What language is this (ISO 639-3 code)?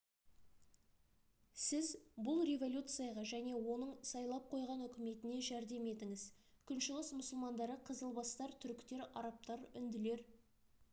kaz